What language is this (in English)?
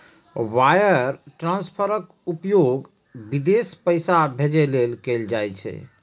Maithili